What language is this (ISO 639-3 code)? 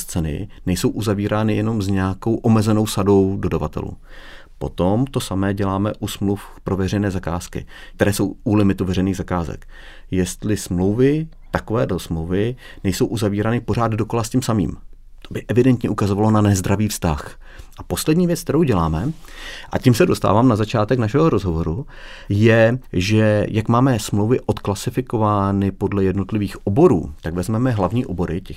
ces